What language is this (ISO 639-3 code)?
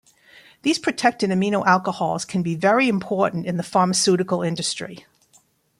eng